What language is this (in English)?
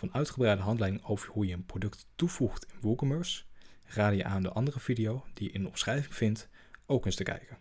Dutch